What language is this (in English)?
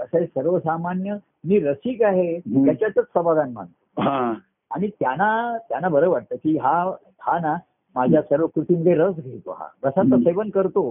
Marathi